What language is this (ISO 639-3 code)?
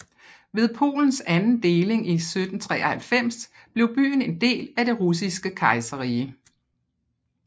dan